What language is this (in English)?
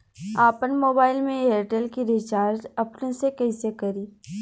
Bhojpuri